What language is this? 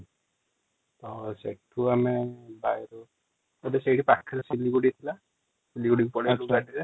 Odia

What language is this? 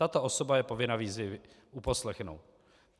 Czech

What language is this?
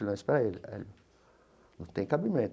Portuguese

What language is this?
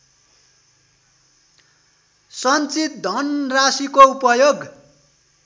Nepali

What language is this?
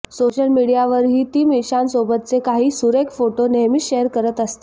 Marathi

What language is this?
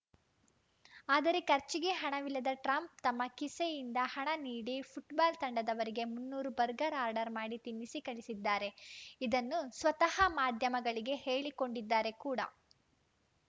Kannada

